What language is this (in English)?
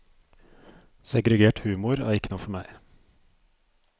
Norwegian